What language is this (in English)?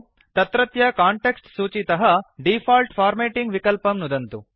Sanskrit